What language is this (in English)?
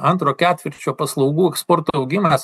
Lithuanian